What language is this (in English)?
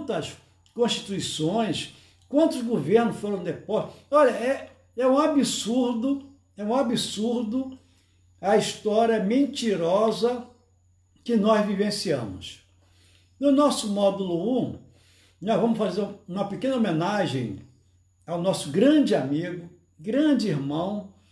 Portuguese